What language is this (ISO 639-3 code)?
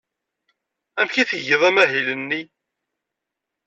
kab